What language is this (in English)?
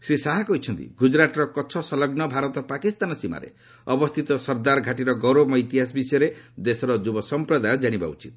Odia